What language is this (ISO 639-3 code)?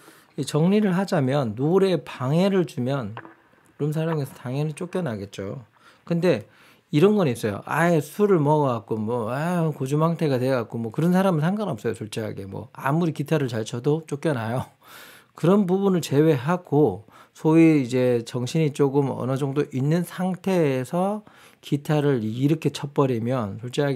kor